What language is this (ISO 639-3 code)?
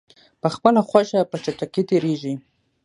pus